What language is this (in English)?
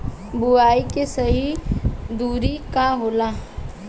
Bhojpuri